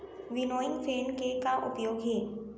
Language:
Chhattisgarhi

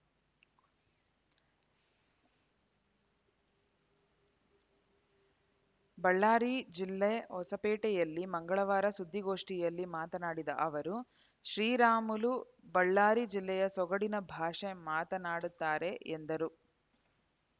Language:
Kannada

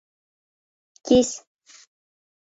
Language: Bashkir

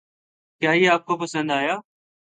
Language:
Urdu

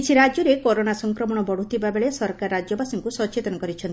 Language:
Odia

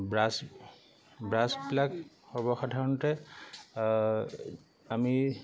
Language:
Assamese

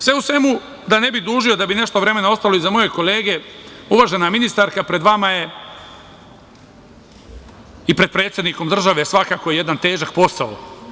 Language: Serbian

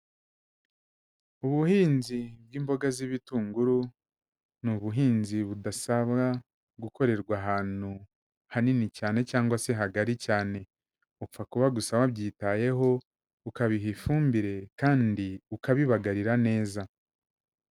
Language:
Kinyarwanda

